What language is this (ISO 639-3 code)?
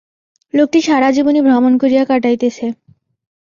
ben